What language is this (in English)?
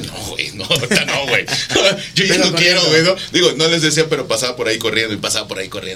Spanish